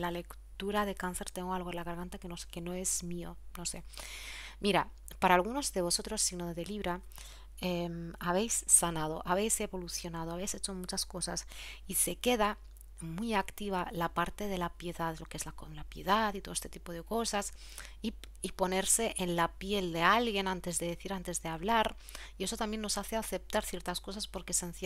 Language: Spanish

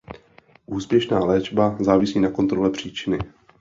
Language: Czech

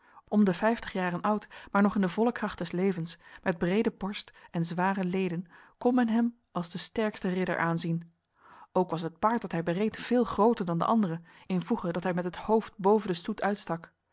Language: Dutch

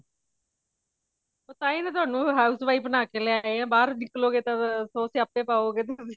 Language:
Punjabi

